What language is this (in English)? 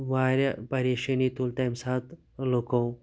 Kashmiri